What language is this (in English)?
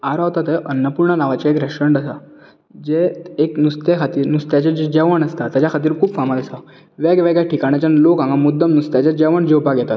Konkani